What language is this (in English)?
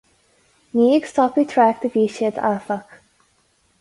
Irish